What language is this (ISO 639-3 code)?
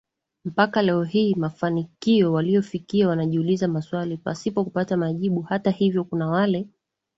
swa